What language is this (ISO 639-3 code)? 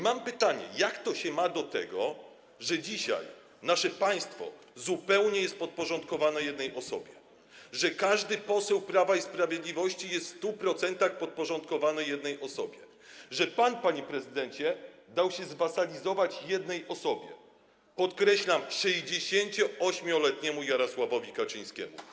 pol